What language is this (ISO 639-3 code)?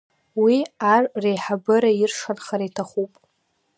abk